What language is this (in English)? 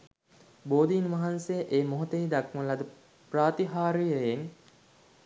Sinhala